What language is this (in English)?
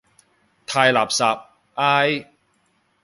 Cantonese